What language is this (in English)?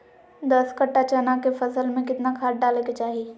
Magahi